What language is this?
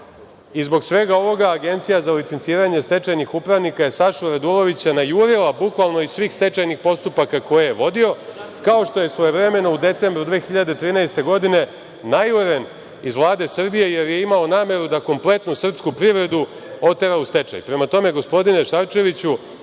Serbian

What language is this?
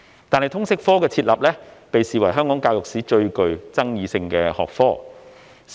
Cantonese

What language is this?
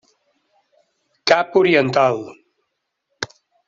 Catalan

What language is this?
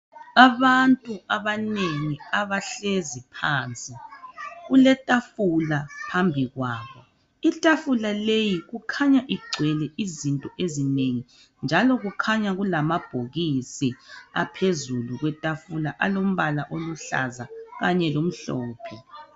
North Ndebele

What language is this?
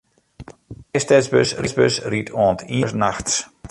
Western Frisian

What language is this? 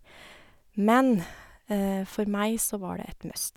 Norwegian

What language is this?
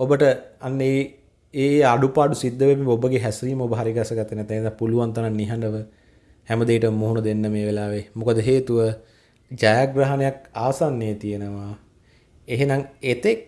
Indonesian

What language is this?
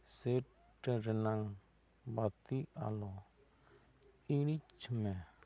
Santali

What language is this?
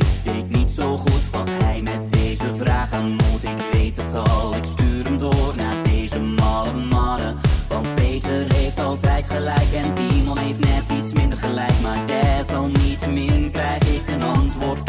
Dutch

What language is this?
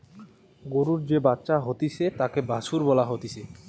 Bangla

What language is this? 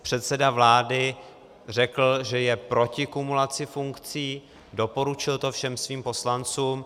Czech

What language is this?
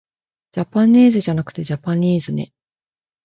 Japanese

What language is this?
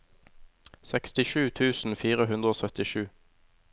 Norwegian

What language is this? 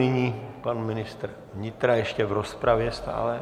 Czech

